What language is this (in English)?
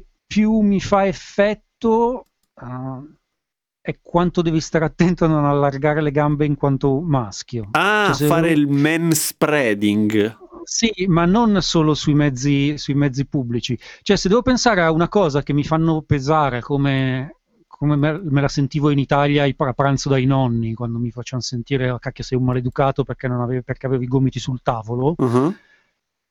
Italian